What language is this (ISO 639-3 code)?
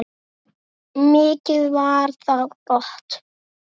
isl